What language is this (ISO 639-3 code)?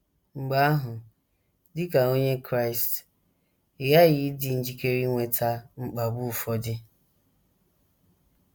ibo